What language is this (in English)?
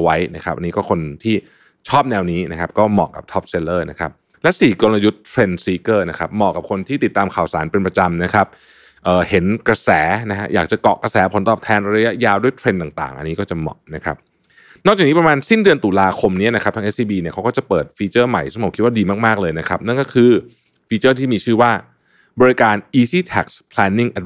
Thai